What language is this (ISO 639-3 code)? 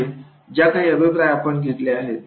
mar